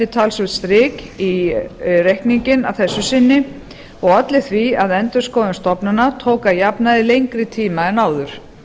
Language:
Icelandic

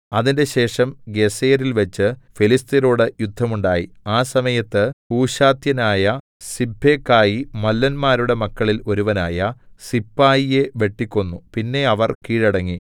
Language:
Malayalam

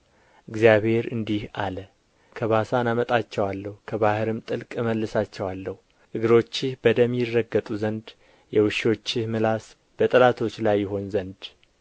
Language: Amharic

